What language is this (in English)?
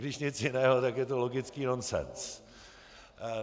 Czech